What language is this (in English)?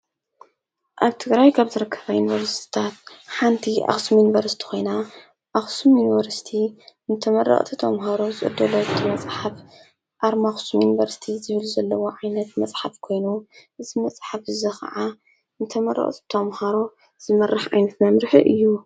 Tigrinya